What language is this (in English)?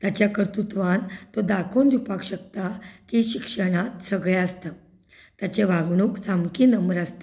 Konkani